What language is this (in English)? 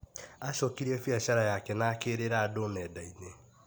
Kikuyu